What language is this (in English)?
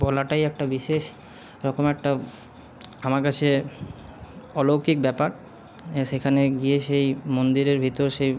Bangla